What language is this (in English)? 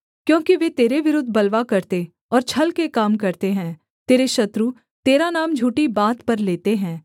Hindi